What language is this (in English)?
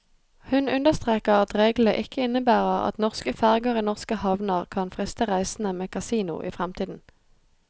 Norwegian